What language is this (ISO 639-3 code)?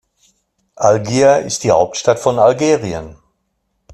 deu